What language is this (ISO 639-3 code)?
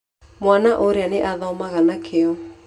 kik